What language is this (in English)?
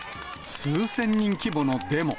Japanese